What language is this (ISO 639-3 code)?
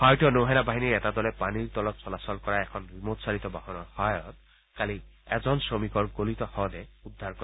asm